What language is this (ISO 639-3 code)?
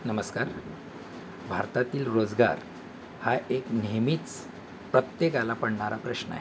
mar